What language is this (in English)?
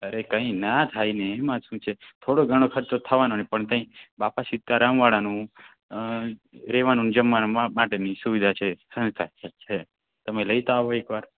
Gujarati